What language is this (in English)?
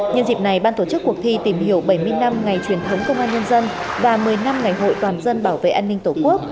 Vietnamese